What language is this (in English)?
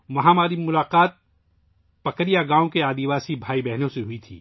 Urdu